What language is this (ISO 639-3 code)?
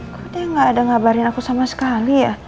ind